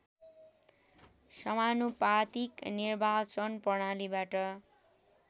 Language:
Nepali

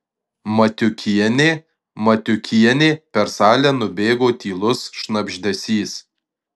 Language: Lithuanian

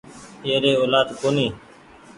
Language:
Goaria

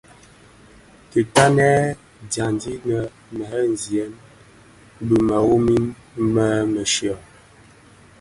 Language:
Bafia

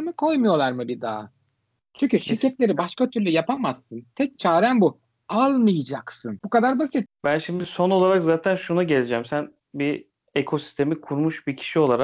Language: Turkish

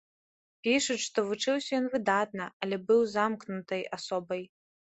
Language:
Belarusian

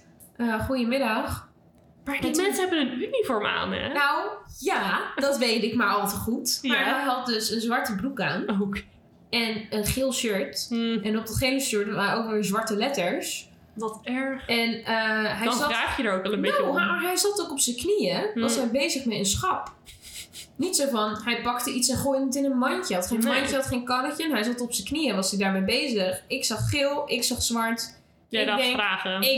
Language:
Dutch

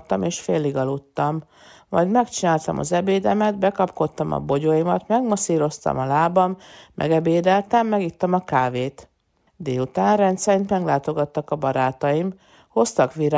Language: Hungarian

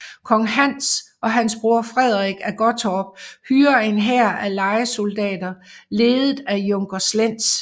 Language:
Danish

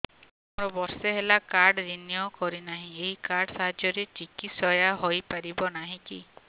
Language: Odia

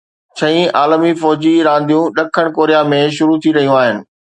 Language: Sindhi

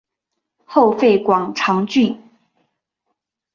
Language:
Chinese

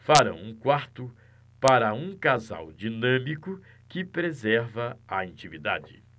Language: Portuguese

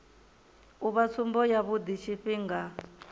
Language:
Venda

